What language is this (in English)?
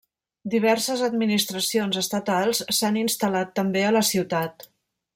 Catalan